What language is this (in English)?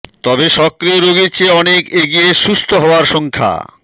Bangla